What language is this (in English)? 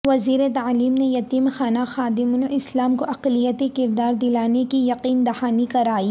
Urdu